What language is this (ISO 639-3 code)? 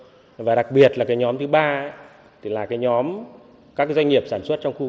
vie